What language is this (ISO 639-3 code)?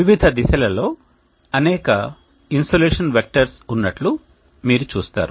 tel